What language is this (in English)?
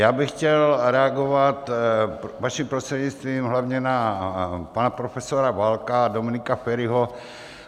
Czech